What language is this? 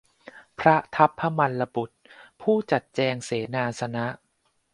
Thai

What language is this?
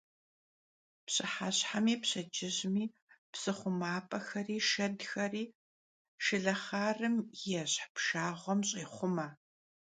Kabardian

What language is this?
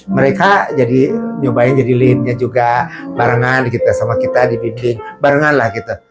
Indonesian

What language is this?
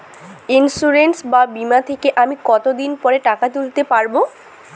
Bangla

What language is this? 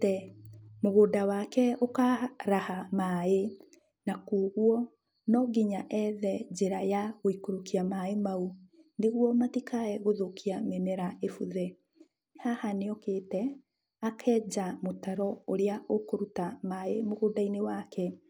Kikuyu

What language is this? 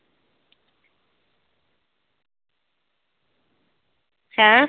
Punjabi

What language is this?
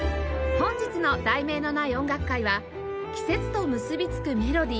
Japanese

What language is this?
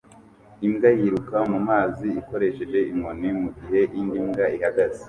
Kinyarwanda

